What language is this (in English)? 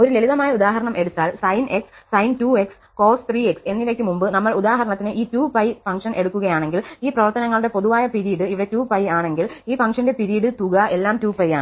Malayalam